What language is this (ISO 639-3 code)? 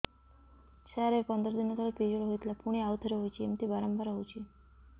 ori